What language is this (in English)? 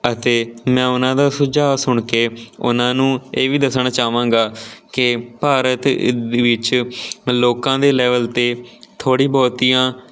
Punjabi